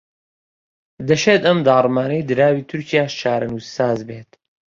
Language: Central Kurdish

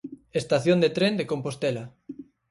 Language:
Galician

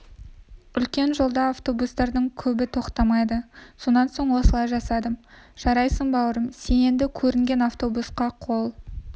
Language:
Kazakh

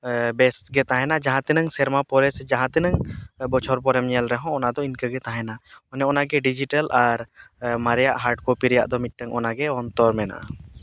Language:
Santali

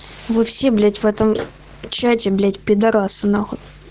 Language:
Russian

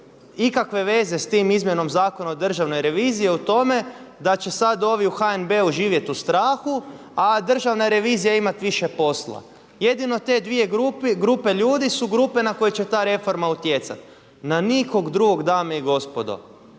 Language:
Croatian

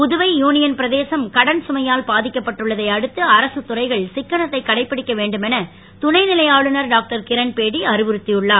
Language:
Tamil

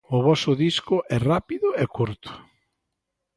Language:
Galician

